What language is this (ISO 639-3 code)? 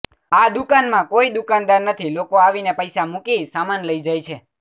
guj